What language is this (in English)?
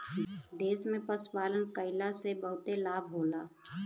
Bhojpuri